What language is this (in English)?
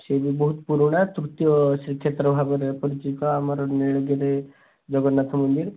Odia